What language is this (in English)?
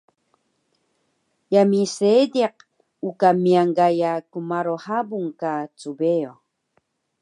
Taroko